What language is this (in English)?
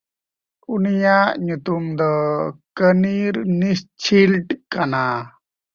Santali